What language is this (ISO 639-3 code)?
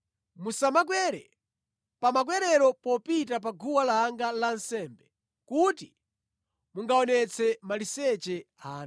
nya